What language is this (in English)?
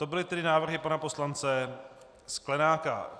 Czech